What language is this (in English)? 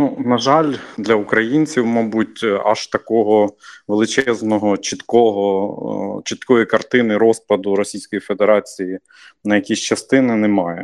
Ukrainian